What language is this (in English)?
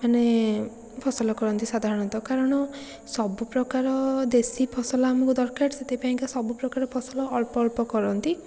Odia